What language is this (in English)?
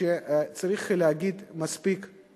Hebrew